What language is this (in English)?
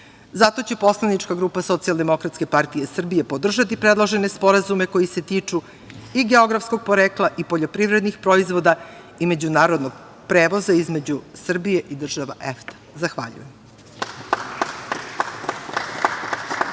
Serbian